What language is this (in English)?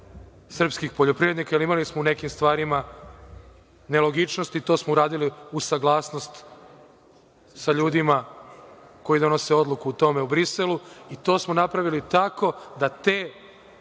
Serbian